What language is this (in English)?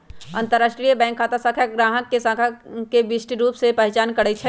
Magahi